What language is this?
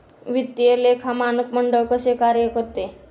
Marathi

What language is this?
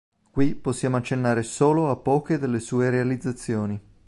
Italian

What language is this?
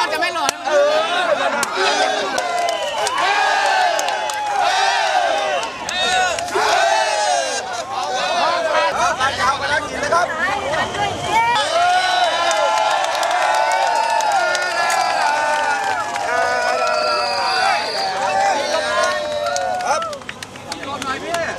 Thai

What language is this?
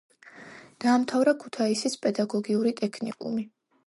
Georgian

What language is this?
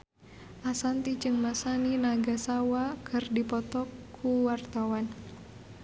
Sundanese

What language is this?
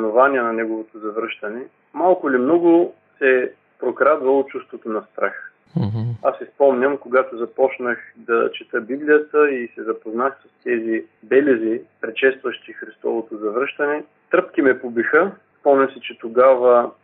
Bulgarian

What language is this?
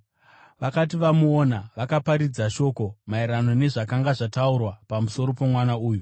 Shona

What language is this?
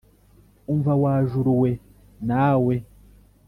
Kinyarwanda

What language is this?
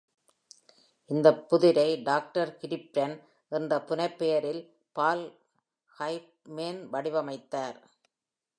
Tamil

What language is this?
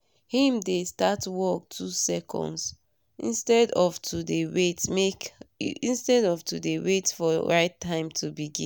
Nigerian Pidgin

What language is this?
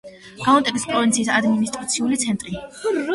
Georgian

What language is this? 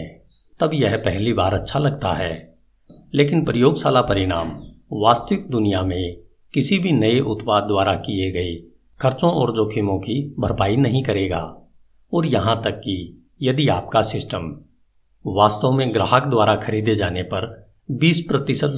Hindi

